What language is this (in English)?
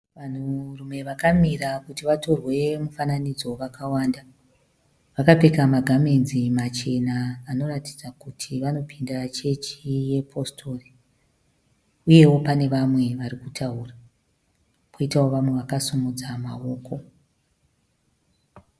Shona